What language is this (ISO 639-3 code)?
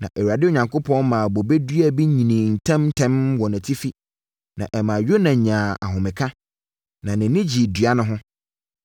aka